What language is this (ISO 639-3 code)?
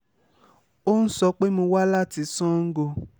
yor